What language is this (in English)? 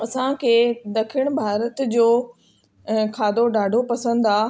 Sindhi